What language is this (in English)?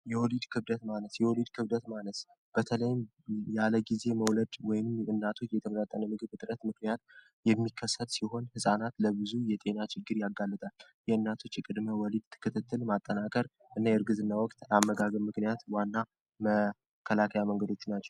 Amharic